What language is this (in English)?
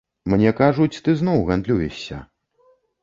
Belarusian